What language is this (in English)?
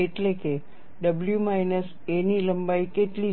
Gujarati